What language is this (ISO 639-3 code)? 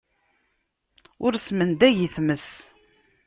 kab